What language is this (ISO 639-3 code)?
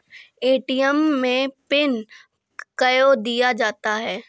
mai